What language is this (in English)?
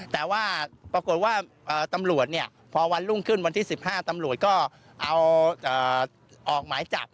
Thai